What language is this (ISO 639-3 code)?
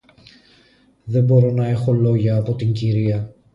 ell